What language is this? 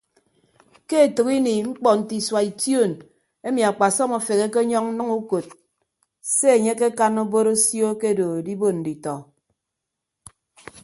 Ibibio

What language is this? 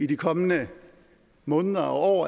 Danish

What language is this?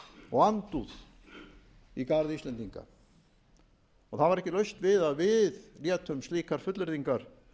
Icelandic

